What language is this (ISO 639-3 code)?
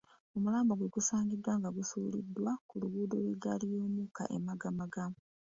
lug